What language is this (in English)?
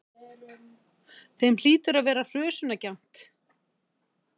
Icelandic